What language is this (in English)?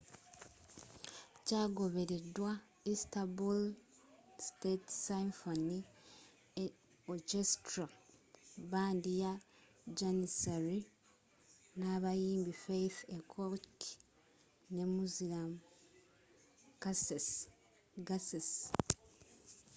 Ganda